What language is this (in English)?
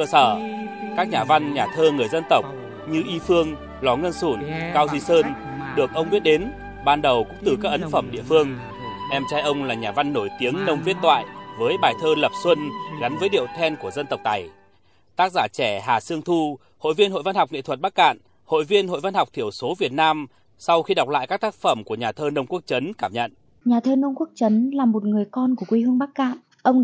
Vietnamese